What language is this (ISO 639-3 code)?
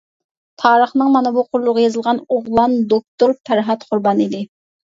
uig